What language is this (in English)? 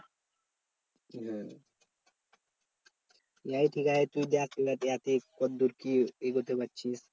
Bangla